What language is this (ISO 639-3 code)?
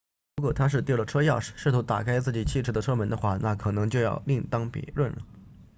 zho